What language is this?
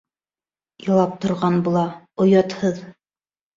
Bashkir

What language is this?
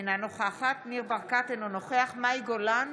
Hebrew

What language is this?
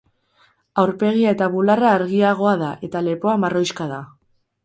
Basque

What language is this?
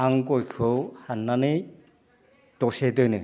Bodo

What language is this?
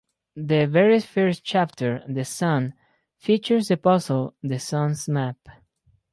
English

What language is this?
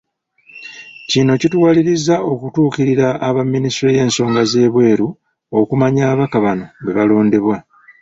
Ganda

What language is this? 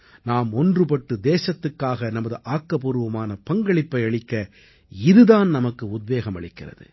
Tamil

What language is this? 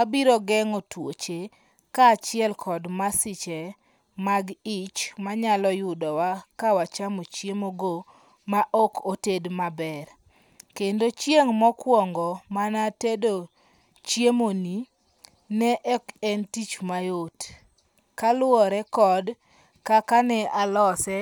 Luo (Kenya and Tanzania)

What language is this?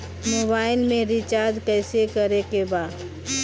Bhojpuri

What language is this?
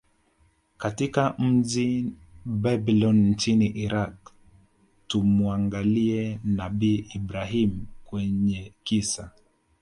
Swahili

